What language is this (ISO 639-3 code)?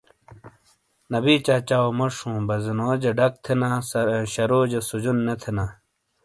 scl